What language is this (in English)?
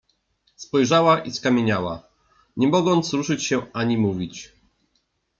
Polish